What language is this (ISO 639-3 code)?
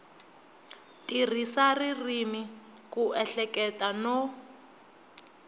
tso